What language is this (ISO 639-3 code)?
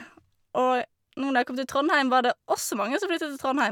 nor